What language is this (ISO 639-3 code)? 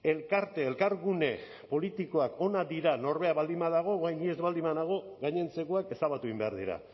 eus